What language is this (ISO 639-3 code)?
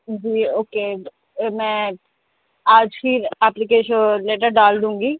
urd